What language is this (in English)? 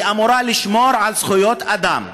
Hebrew